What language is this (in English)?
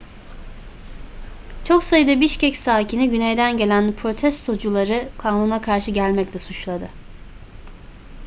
Turkish